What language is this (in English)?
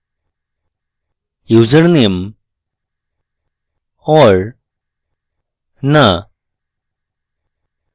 Bangla